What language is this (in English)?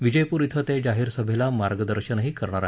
Marathi